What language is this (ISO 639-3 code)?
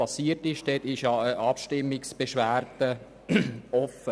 gsw